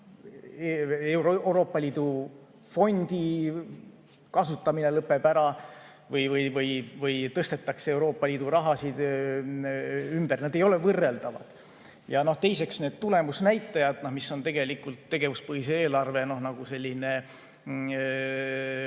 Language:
Estonian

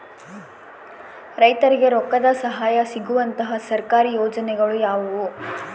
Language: Kannada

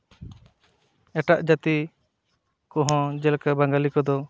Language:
Santali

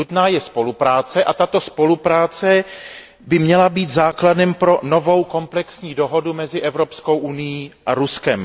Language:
Czech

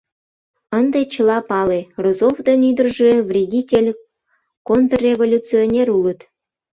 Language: Mari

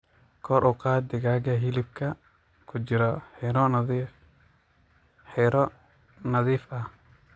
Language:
Somali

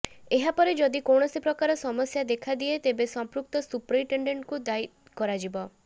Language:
Odia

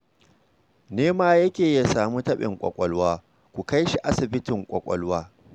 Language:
Hausa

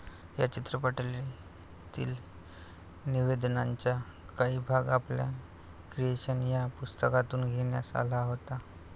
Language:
Marathi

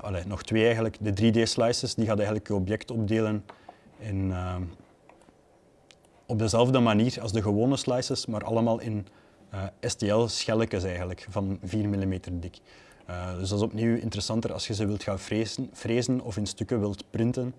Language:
Dutch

